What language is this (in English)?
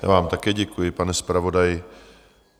Czech